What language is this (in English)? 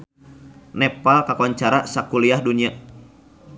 Sundanese